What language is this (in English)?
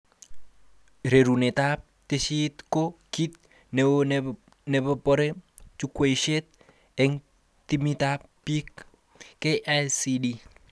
Kalenjin